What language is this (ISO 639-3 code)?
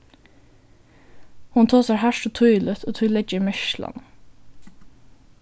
fao